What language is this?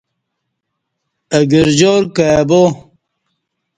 Kati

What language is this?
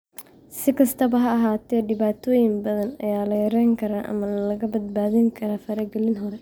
Somali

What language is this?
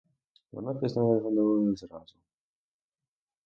Ukrainian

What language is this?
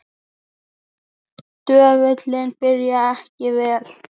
Icelandic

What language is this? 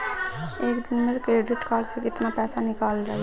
Bhojpuri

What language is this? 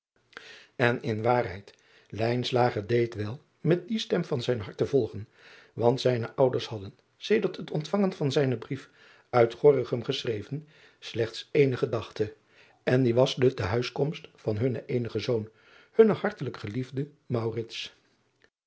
Dutch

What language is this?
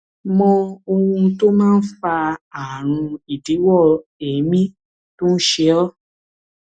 Yoruba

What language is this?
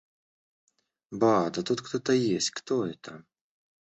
Russian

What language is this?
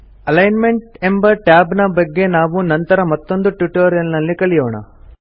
Kannada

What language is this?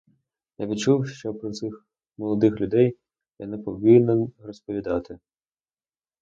Ukrainian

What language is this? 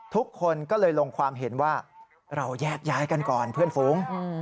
Thai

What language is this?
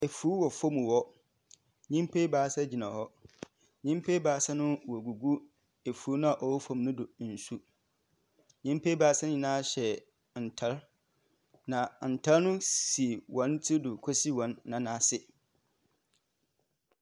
Akan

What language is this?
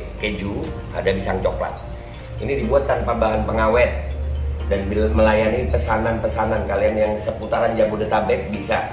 Indonesian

